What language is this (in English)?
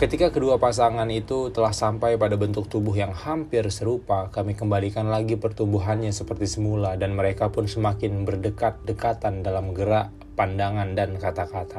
Indonesian